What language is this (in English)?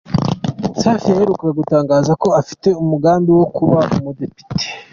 Kinyarwanda